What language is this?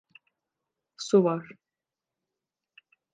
Turkish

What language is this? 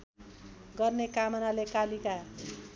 Nepali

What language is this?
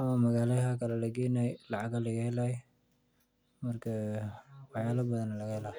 Somali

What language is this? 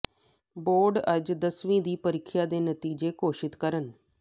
Punjabi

